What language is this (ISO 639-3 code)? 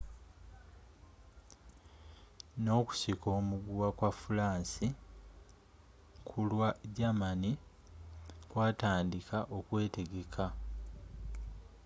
lug